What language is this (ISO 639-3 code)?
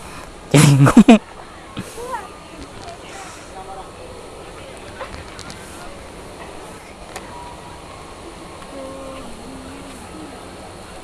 ind